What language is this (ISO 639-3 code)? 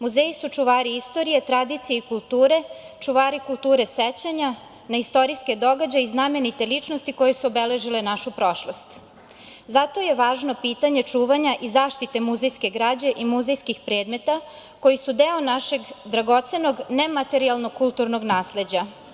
srp